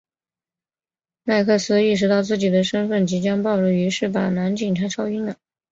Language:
Chinese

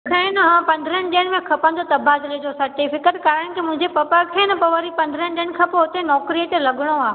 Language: Sindhi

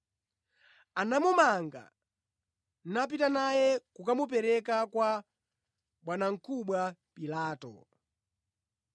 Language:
Nyanja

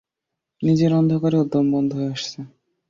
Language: Bangla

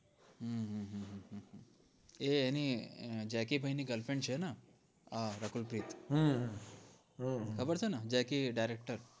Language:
Gujarati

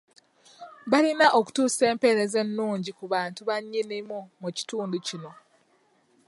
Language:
Ganda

